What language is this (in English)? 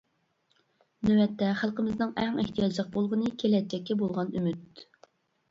Uyghur